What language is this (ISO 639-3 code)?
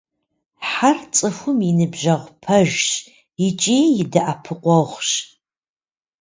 kbd